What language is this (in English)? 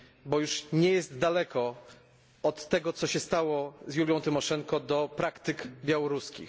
Polish